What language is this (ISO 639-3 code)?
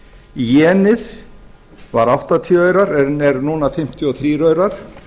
isl